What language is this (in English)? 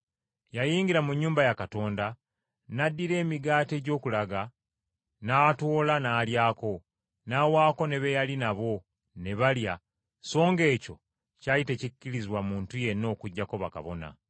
Ganda